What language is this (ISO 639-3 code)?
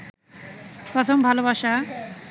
ben